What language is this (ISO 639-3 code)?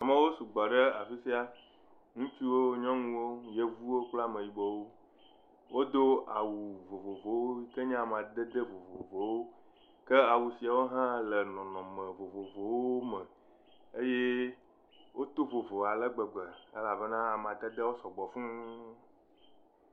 ewe